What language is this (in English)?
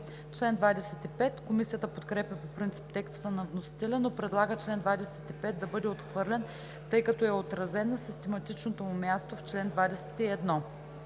Bulgarian